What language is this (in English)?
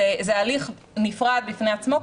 Hebrew